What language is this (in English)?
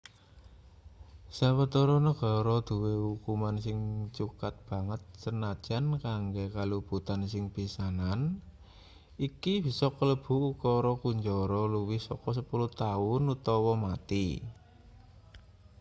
Javanese